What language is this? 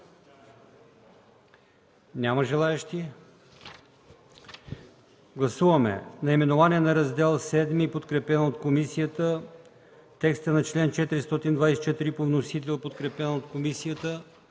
Bulgarian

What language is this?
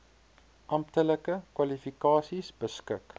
Afrikaans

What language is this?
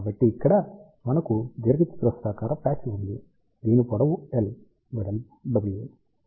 Telugu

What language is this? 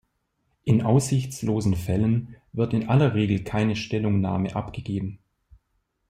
German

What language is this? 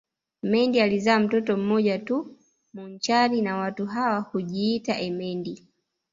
Swahili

